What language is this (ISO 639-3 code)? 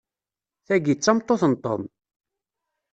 kab